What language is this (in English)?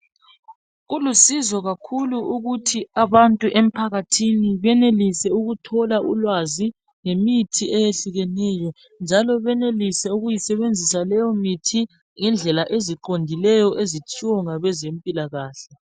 North Ndebele